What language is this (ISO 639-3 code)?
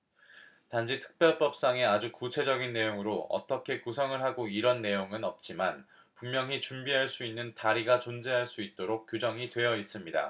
kor